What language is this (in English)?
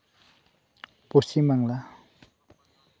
Santali